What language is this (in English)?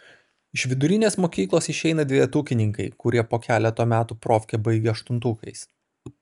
Lithuanian